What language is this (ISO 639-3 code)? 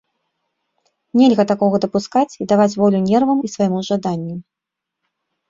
bel